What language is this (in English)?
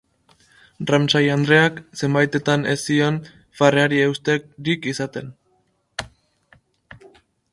Basque